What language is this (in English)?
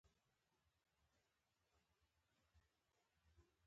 Pashto